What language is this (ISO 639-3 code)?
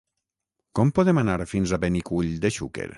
cat